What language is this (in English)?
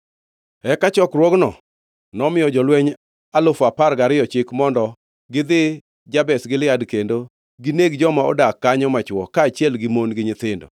Luo (Kenya and Tanzania)